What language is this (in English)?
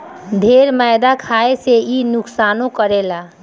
Bhojpuri